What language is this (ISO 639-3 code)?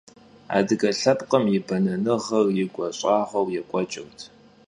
kbd